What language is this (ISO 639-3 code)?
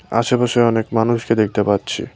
ben